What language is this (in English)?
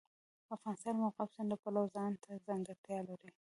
Pashto